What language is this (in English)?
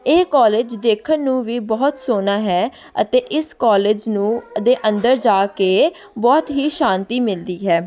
Punjabi